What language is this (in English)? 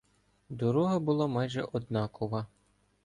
Ukrainian